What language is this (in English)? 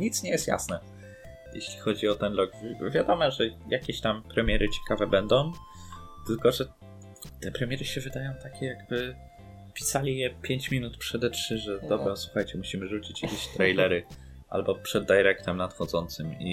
Polish